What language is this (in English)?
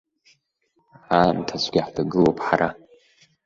Abkhazian